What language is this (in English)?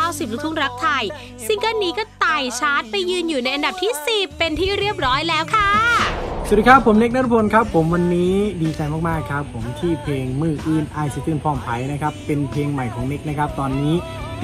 Thai